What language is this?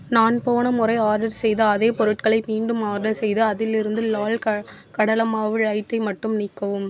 Tamil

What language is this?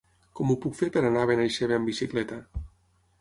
Catalan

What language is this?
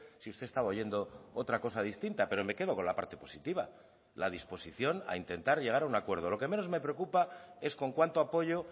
Spanish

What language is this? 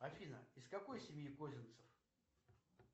Russian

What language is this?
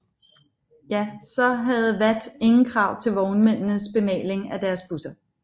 Danish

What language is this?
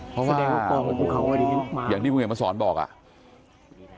Thai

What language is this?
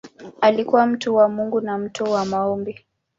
Swahili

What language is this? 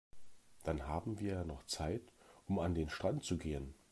German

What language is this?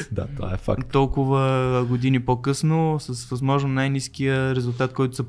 Bulgarian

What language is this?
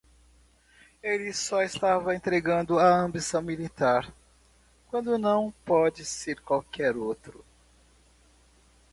Portuguese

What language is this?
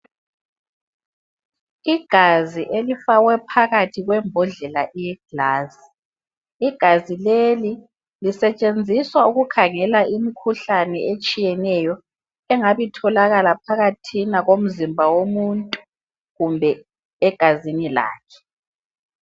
North Ndebele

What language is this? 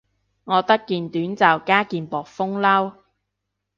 Cantonese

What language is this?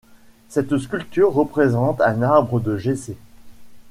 French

